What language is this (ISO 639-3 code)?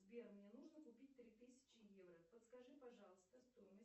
rus